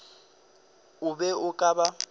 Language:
Northern Sotho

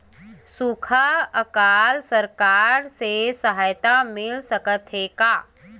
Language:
Chhattisgarhi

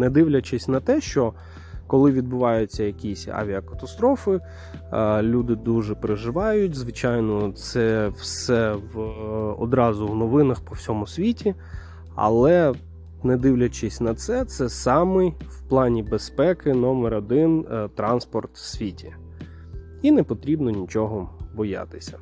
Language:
Ukrainian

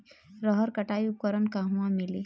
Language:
Bhojpuri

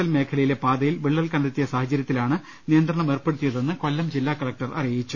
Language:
Malayalam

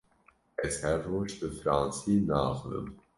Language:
Kurdish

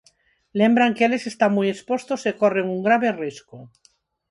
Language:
Galician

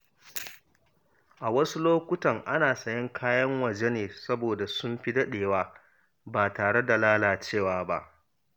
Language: Hausa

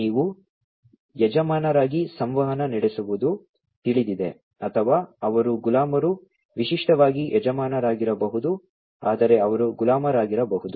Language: Kannada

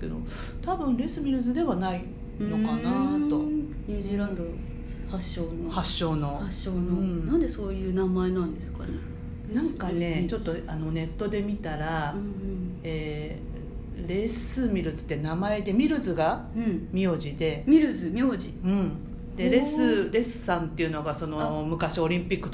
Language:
Japanese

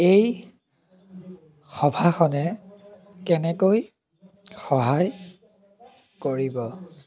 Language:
Assamese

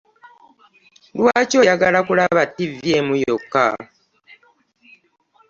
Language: Ganda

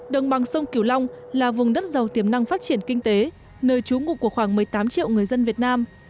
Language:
Vietnamese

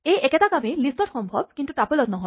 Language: Assamese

